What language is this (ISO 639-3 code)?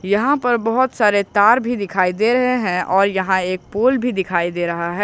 hin